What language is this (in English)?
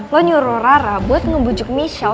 Indonesian